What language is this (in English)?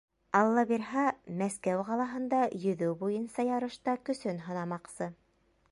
Bashkir